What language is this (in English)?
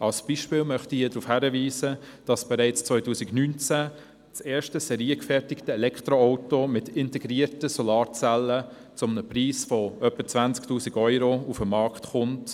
Swiss German